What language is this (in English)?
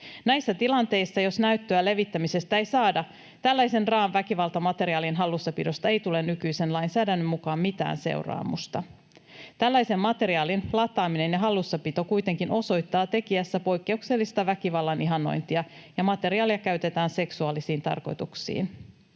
Finnish